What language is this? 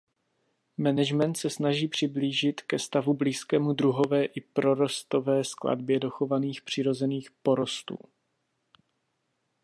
Czech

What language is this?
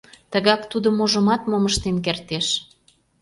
Mari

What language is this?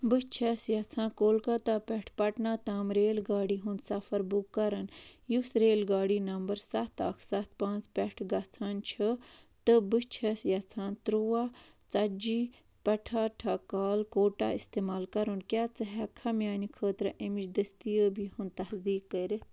Kashmiri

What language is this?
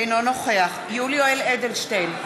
Hebrew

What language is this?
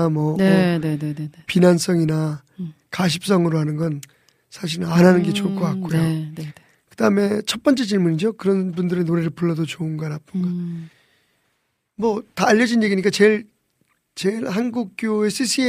Korean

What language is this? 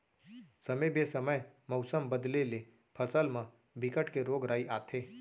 Chhattisgarhi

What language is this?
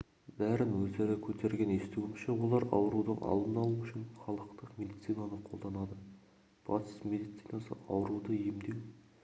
Kazakh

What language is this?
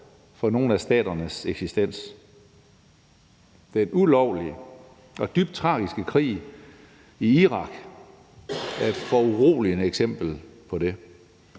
Danish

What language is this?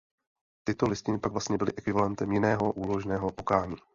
Czech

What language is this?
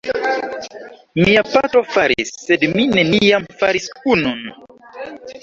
Esperanto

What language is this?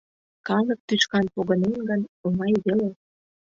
Mari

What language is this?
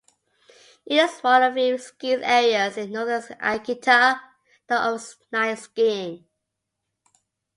English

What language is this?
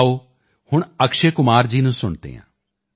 Punjabi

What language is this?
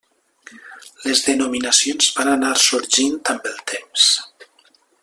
Catalan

